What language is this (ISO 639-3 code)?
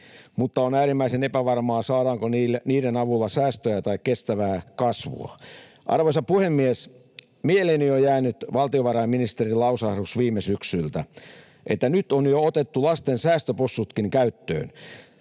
fin